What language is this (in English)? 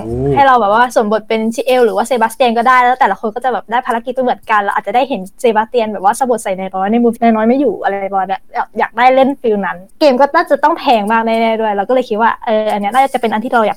Thai